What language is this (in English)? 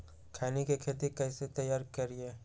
Magahi